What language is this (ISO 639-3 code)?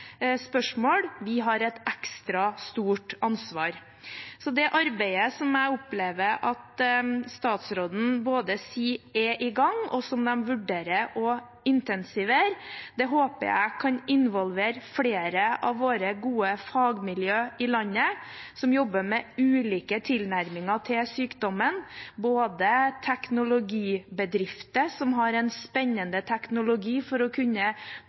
nob